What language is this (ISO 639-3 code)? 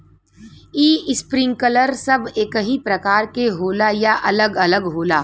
bho